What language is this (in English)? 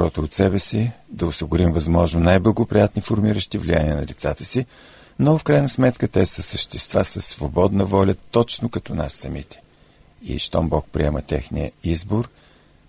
Bulgarian